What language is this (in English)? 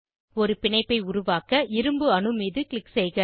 Tamil